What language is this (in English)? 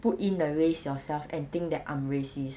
English